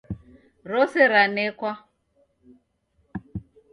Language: Taita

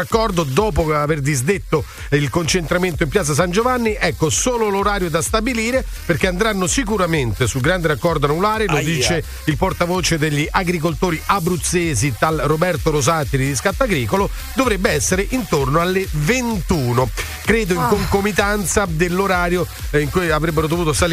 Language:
Italian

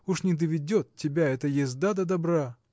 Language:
Russian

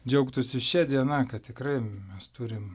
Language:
Lithuanian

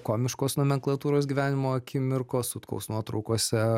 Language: Lithuanian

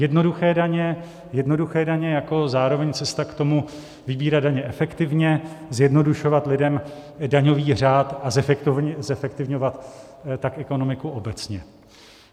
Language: Czech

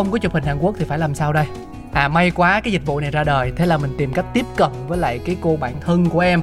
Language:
Vietnamese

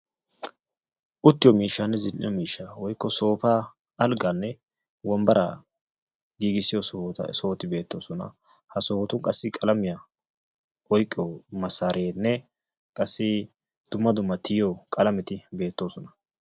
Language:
Wolaytta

